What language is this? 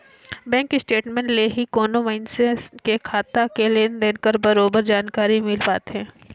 Chhattisgarhi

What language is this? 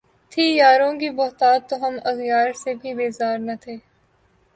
Urdu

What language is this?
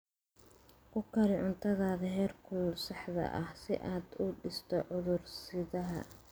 Somali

